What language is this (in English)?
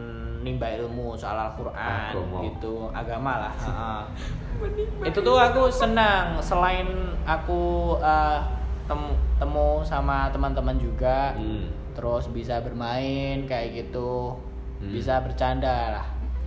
Indonesian